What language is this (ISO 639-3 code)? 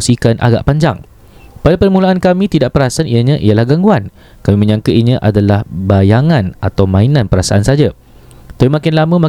msa